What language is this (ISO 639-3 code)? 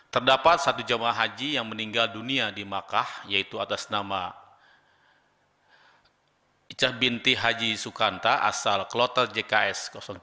ind